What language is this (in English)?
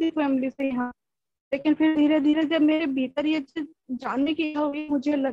Punjabi